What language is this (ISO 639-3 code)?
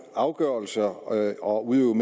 dan